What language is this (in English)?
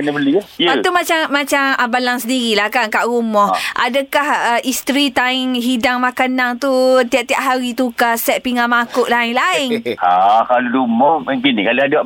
Malay